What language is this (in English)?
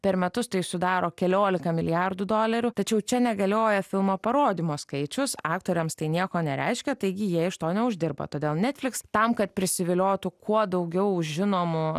Lithuanian